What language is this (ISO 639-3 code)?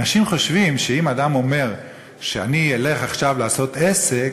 heb